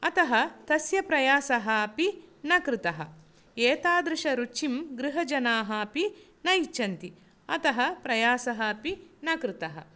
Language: Sanskrit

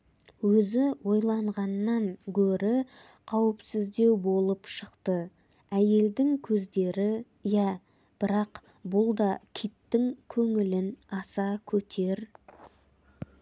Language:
Kazakh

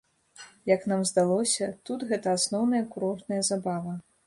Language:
Belarusian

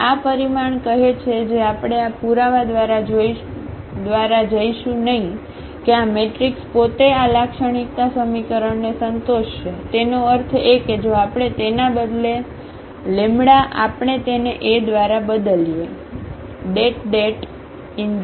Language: Gujarati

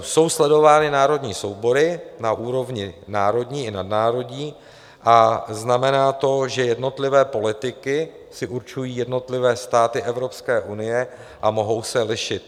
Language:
Czech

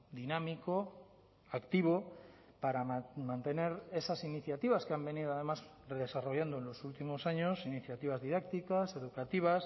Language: Spanish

